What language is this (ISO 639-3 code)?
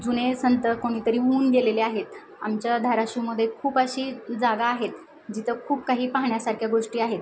mar